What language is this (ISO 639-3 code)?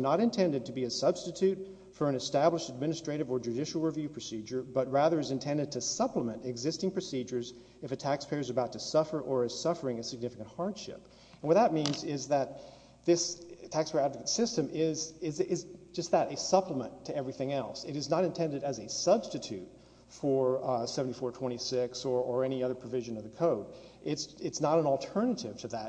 eng